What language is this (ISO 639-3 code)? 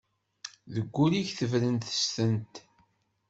kab